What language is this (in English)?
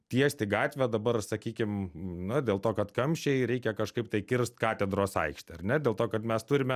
Lithuanian